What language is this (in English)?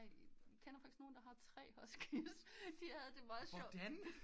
Danish